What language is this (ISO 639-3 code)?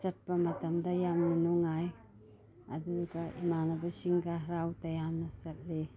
mni